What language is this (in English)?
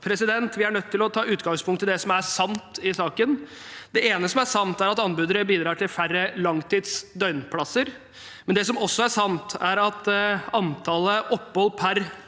Norwegian